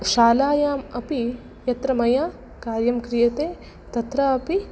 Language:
Sanskrit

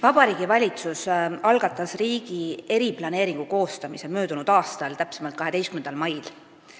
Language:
Estonian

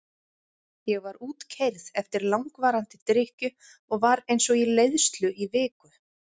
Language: Icelandic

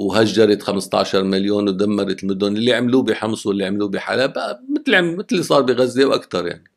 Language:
Arabic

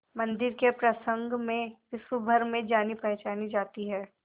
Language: Hindi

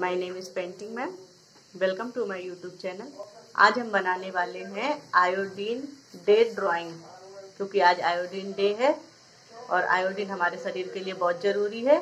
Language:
Hindi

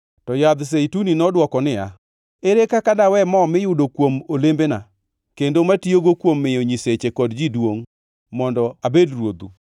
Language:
Luo (Kenya and Tanzania)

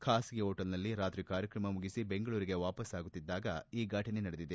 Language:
Kannada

